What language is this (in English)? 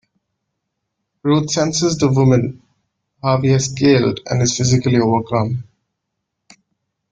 English